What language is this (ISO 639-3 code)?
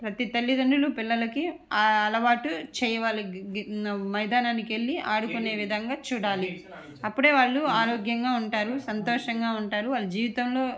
tel